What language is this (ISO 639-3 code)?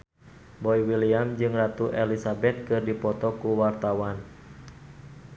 sun